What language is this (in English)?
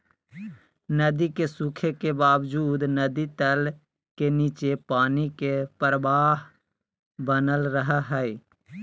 Magahi